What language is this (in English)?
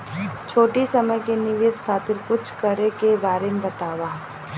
Bhojpuri